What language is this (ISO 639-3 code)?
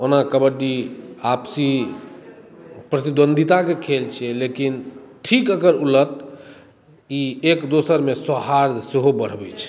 mai